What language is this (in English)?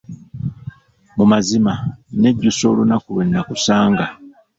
Ganda